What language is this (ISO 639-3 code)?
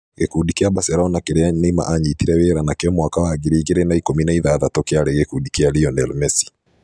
kik